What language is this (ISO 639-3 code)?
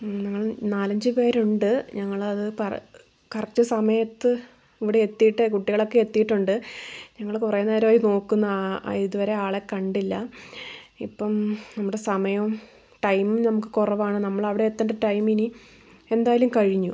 mal